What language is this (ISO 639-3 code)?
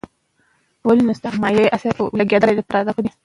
pus